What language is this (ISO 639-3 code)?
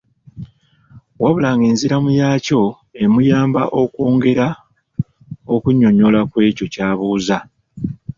lug